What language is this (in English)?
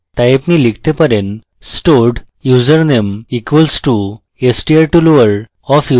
Bangla